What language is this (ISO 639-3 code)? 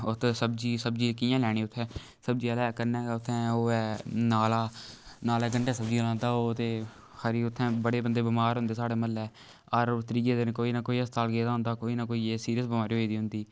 doi